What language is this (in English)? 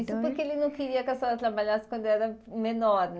Portuguese